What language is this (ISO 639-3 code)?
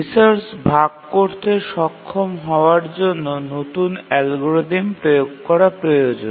ben